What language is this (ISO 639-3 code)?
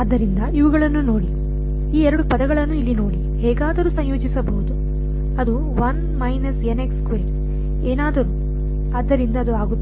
kan